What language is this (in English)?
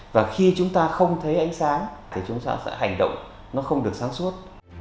Vietnamese